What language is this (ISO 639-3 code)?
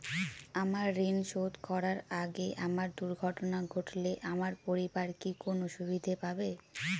ben